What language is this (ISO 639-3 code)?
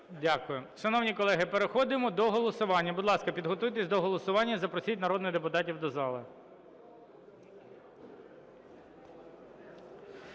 ukr